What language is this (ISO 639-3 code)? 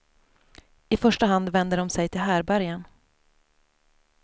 swe